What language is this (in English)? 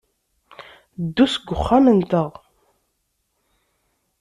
Kabyle